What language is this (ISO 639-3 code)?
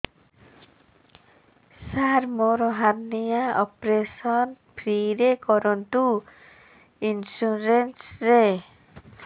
ori